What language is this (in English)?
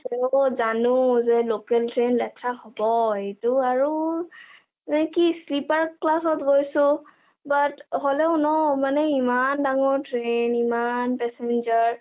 Assamese